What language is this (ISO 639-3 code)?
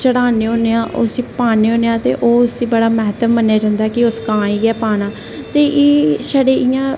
doi